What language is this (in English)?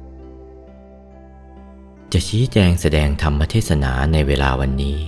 Thai